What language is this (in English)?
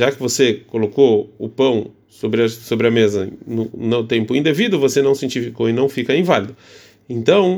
Portuguese